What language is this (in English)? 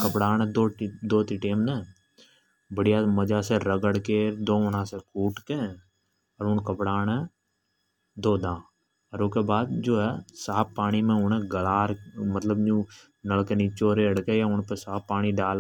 Hadothi